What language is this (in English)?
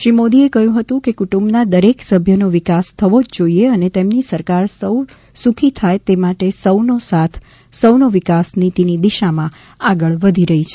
Gujarati